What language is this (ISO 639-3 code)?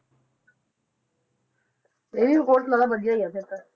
pan